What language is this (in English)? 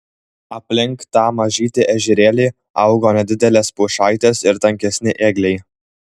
Lithuanian